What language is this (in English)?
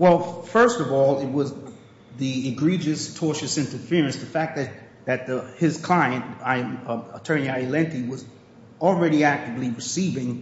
English